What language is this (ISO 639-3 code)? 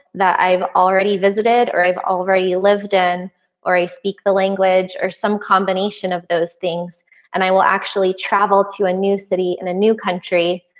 eng